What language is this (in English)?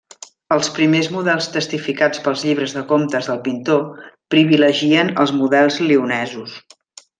Catalan